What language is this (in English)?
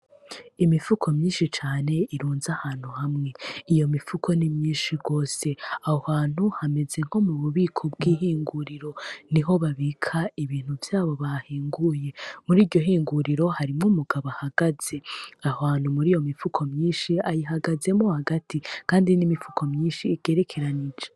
Rundi